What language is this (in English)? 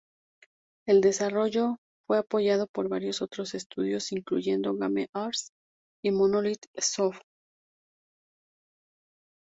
Spanish